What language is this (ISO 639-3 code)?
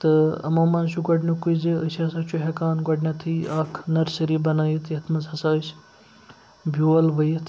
kas